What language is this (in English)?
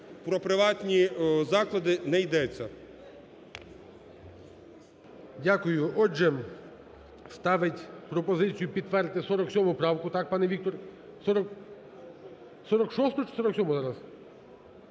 Ukrainian